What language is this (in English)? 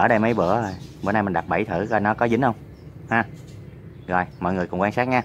Vietnamese